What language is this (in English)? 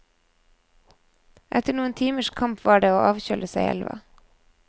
Norwegian